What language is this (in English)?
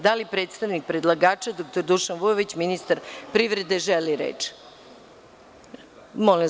Serbian